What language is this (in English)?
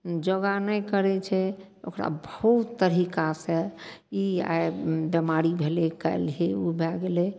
Maithili